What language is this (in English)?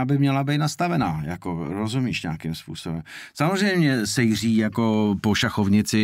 Czech